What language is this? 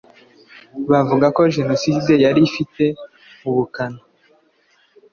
Kinyarwanda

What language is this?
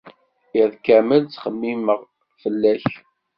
Kabyle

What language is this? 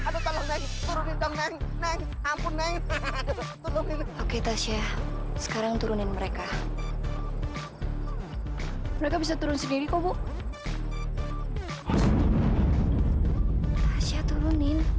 Indonesian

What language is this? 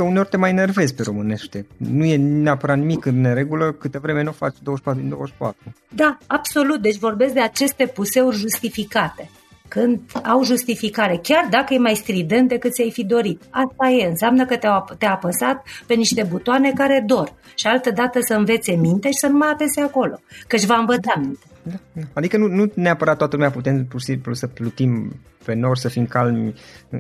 Romanian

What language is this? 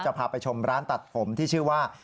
Thai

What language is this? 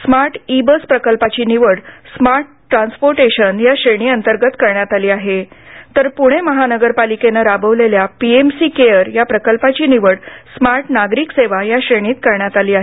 Marathi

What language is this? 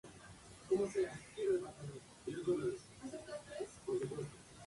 Spanish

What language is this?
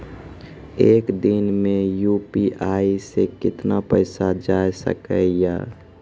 Maithili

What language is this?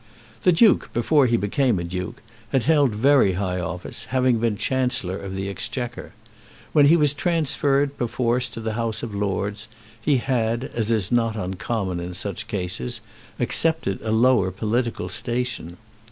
English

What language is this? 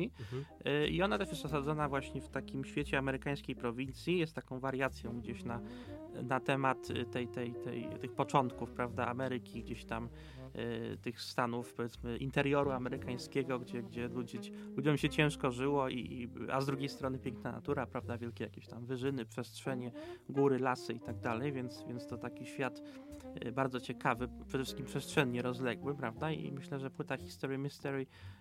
Polish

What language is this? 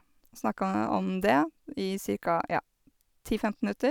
Norwegian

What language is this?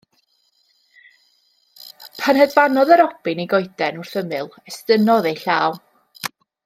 Welsh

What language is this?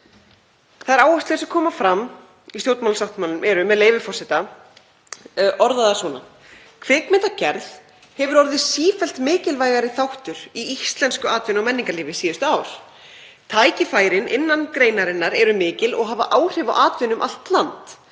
Icelandic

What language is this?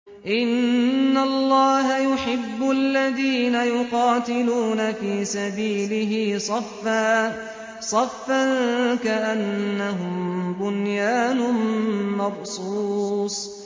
Arabic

